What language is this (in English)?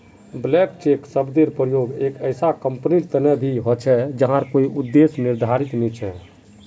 Magahi